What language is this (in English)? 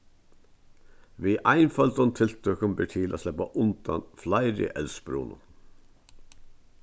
Faroese